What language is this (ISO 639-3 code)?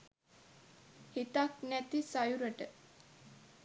sin